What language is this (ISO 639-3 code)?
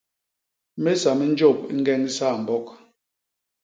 bas